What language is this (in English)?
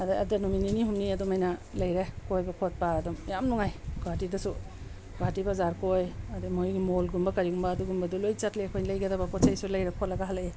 Manipuri